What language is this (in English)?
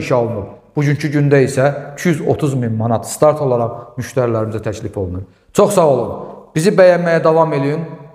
Turkish